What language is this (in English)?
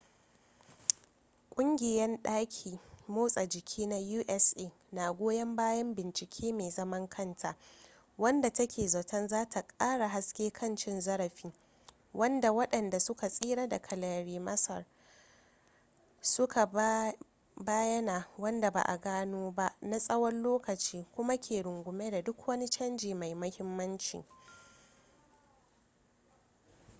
Hausa